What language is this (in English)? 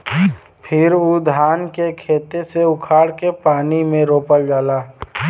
Bhojpuri